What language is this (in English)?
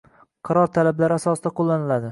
Uzbek